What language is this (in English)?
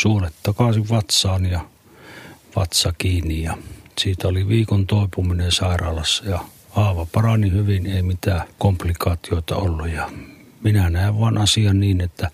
Finnish